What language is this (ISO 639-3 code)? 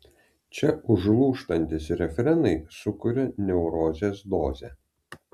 lit